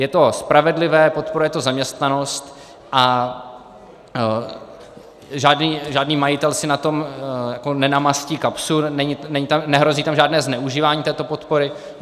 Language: Czech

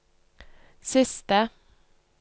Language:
Norwegian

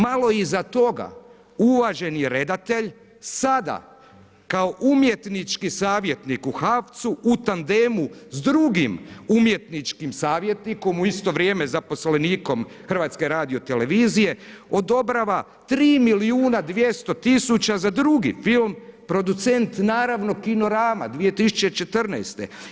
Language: Croatian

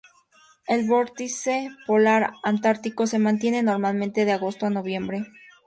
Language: Spanish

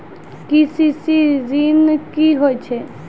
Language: Maithili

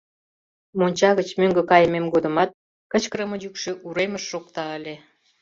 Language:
Mari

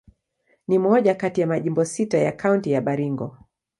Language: Swahili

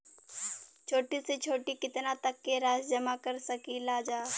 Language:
Bhojpuri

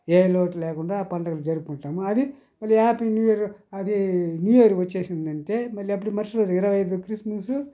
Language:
Telugu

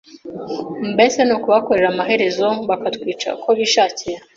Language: Kinyarwanda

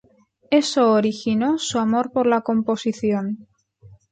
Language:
Spanish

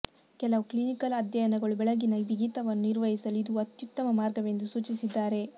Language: Kannada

